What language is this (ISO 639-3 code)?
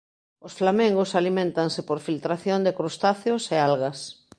glg